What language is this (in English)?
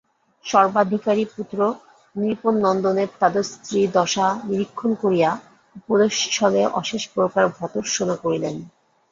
Bangla